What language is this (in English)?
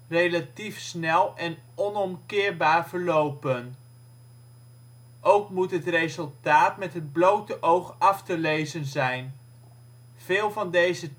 Dutch